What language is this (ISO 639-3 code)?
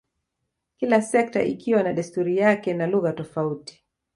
swa